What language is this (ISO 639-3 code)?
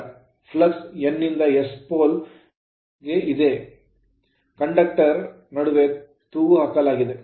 kan